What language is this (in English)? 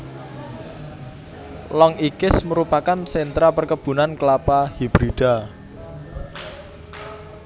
Javanese